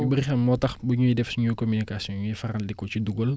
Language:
Wolof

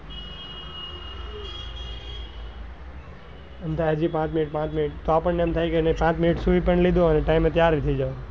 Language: Gujarati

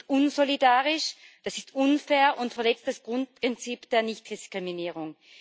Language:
German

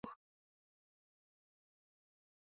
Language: Pashto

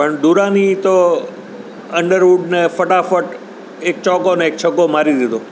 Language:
Gujarati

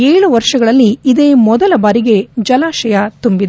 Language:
Kannada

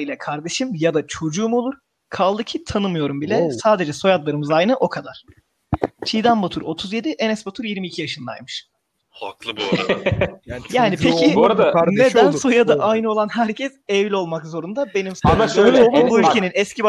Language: Turkish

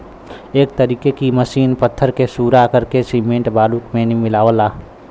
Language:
Bhojpuri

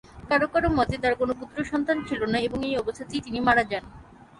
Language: Bangla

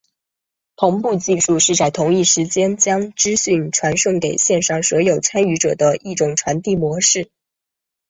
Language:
Chinese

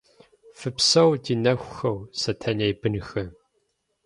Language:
Kabardian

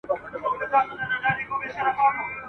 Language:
Pashto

